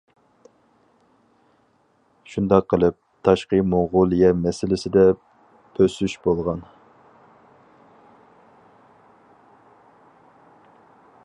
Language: Uyghur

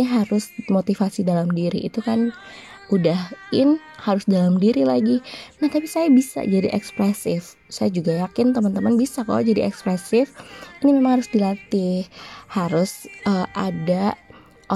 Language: Indonesian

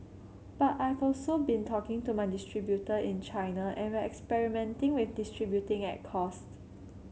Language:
English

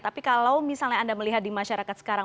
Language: Indonesian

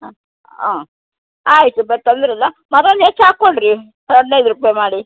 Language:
Kannada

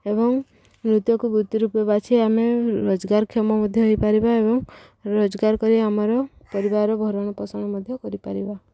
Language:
Odia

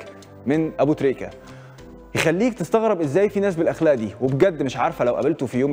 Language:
Arabic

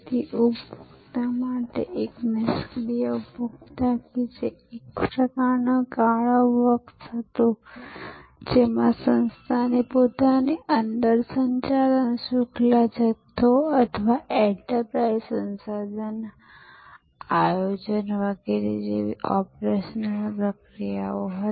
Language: Gujarati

